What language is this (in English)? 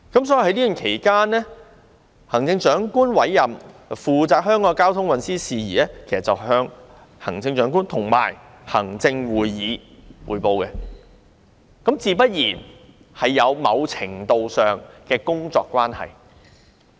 Cantonese